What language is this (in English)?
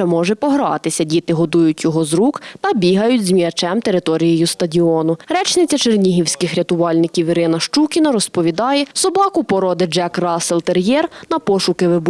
Ukrainian